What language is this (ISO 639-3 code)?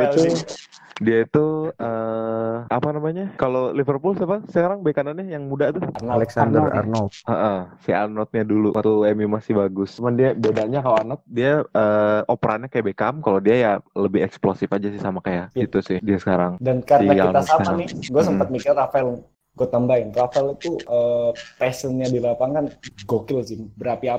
ind